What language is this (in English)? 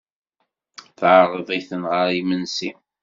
Kabyle